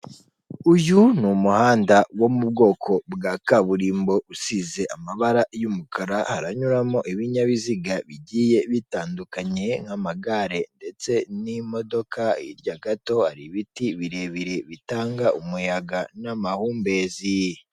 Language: Kinyarwanda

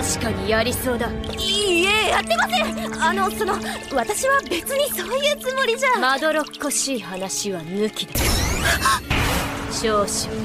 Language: Japanese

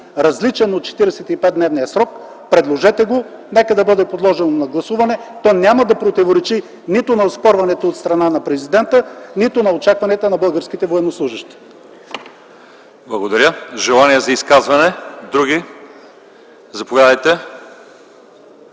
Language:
Bulgarian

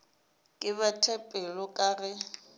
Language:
Northern Sotho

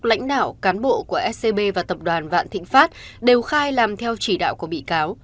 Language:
Vietnamese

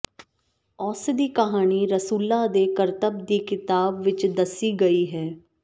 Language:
Punjabi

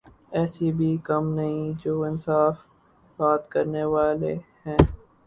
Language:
Urdu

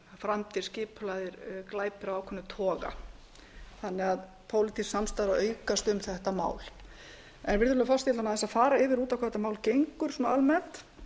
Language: Icelandic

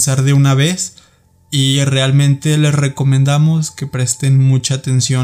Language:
Spanish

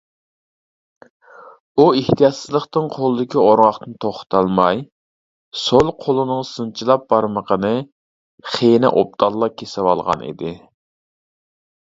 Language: Uyghur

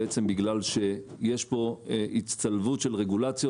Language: Hebrew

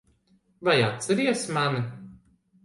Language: Latvian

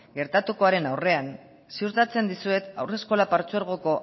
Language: Basque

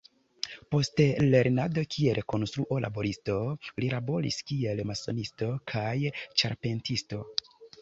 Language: Esperanto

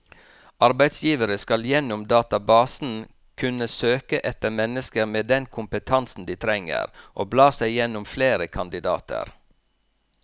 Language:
Norwegian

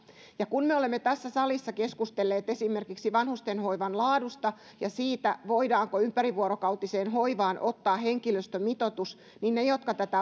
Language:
Finnish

